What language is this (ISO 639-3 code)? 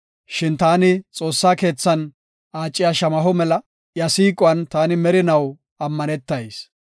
gof